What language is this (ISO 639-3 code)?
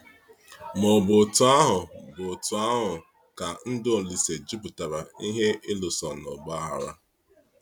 ibo